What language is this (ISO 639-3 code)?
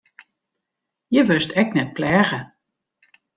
fry